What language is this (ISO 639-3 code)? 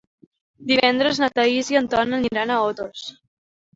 cat